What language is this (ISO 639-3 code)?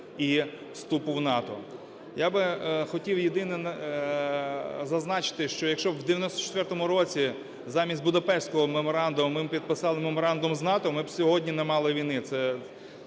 ukr